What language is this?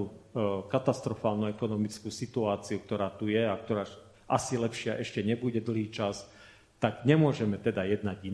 Slovak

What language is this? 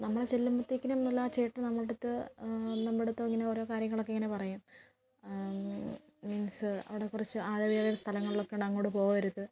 Malayalam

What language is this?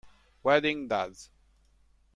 Italian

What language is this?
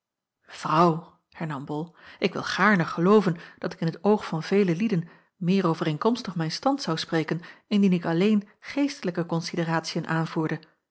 Dutch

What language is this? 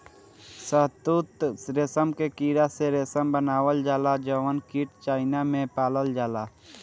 Bhojpuri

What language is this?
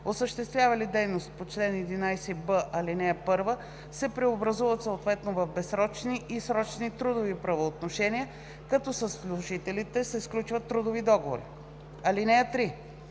Bulgarian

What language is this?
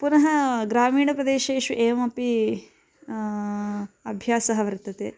Sanskrit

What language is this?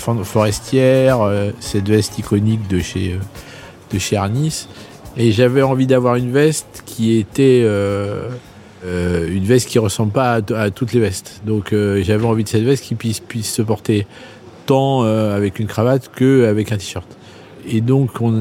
French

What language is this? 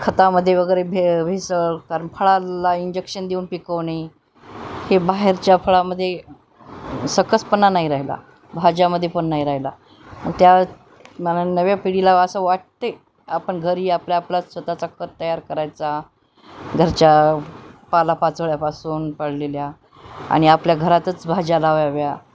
Marathi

